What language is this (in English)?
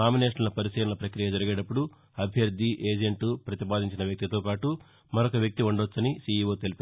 Telugu